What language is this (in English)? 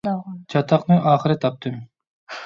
Uyghur